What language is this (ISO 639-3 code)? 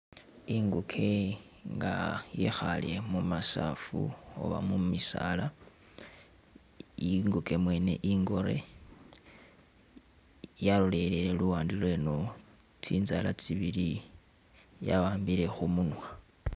myx